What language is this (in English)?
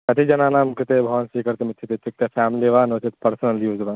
Sanskrit